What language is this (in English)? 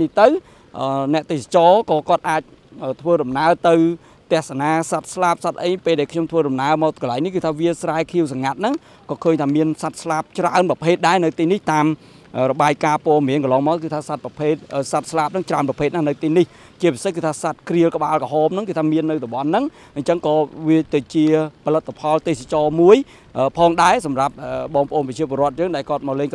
Vietnamese